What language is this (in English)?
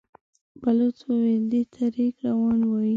Pashto